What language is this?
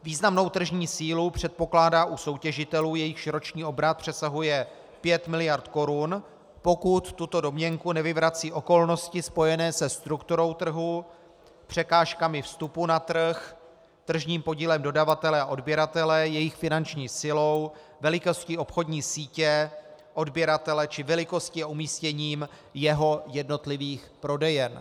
Czech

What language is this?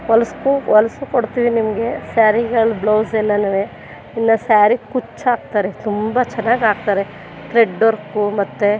Kannada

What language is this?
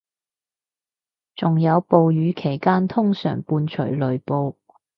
Cantonese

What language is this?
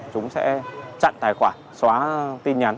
Vietnamese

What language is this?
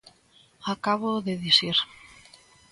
Galician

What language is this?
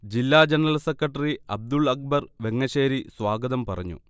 Malayalam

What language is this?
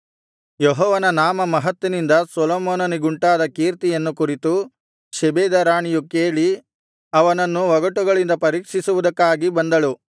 Kannada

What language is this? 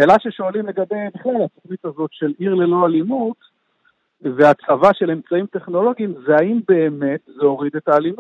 Hebrew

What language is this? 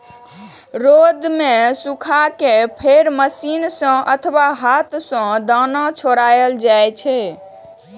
Maithili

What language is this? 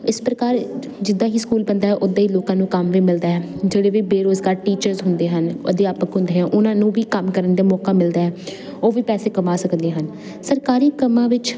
Punjabi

